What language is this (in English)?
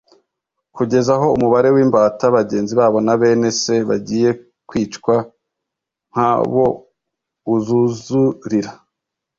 Kinyarwanda